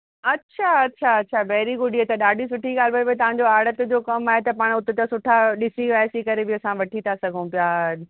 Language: Sindhi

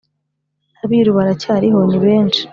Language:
Kinyarwanda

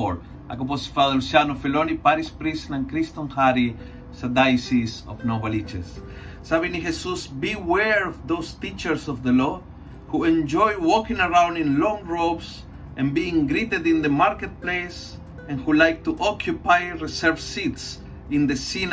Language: Filipino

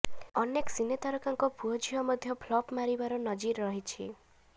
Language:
Odia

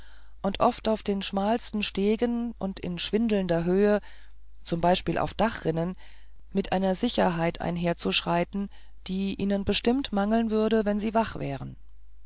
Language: German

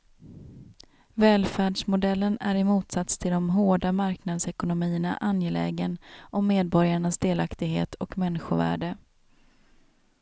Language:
Swedish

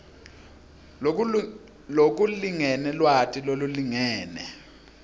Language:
Swati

